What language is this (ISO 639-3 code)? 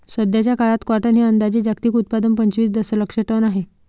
mar